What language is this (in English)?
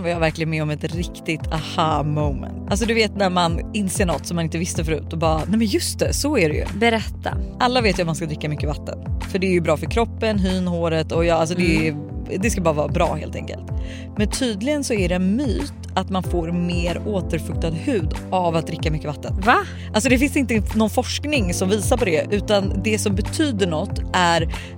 Swedish